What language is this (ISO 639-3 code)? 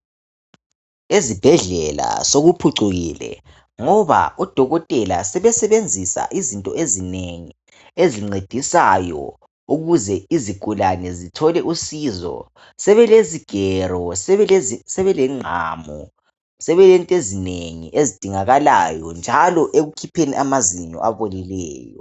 nde